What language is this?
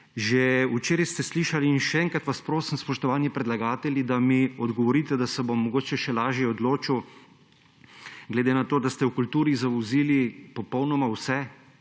Slovenian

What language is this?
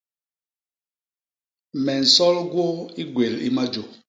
Basaa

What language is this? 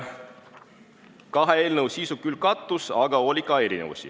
Estonian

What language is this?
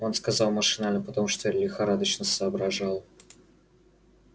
Russian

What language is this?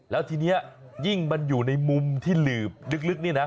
Thai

